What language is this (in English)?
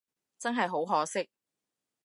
Cantonese